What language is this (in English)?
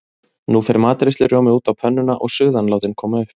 Icelandic